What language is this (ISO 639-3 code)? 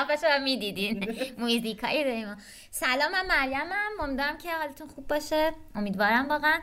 fas